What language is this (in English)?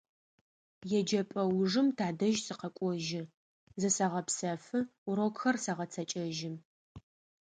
Adyghe